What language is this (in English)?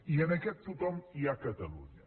Catalan